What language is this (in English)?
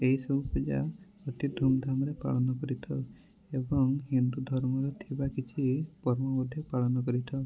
Odia